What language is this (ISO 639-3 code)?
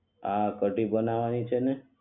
guj